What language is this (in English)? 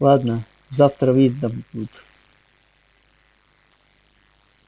Russian